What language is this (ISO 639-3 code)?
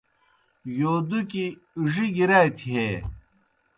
plk